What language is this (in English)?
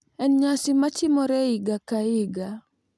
Luo (Kenya and Tanzania)